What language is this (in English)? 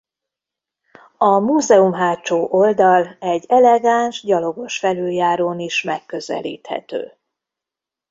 Hungarian